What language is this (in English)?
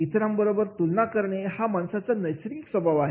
Marathi